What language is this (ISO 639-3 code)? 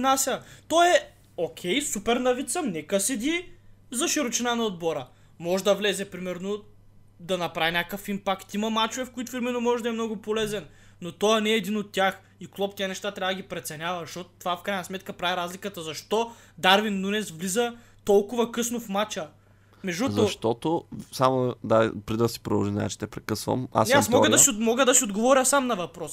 bul